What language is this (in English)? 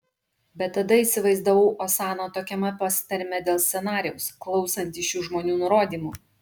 Lithuanian